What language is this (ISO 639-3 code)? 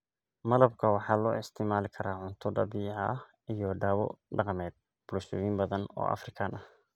som